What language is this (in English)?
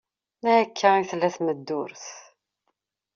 Kabyle